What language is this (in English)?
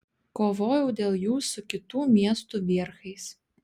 Lithuanian